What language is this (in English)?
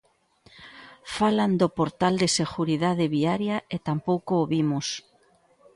Galician